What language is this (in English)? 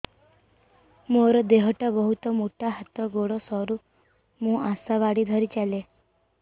Odia